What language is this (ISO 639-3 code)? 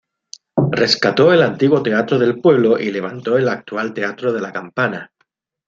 spa